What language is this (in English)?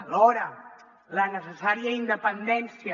Catalan